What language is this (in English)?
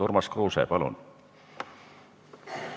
Estonian